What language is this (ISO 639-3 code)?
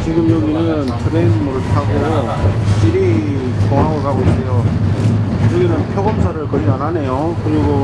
kor